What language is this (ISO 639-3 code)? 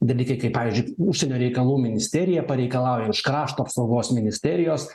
lit